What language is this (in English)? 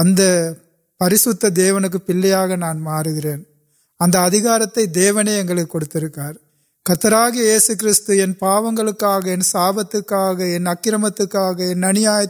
Urdu